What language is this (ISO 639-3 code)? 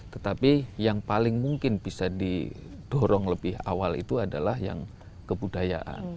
ind